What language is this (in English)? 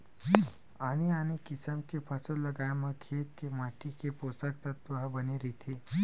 Chhattisgarhi